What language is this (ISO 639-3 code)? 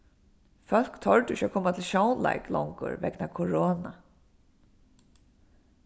fao